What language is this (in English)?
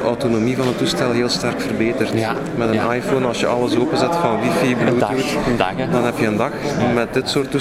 Dutch